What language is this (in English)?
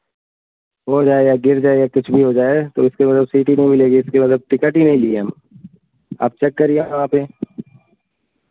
Hindi